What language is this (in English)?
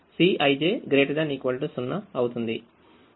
Telugu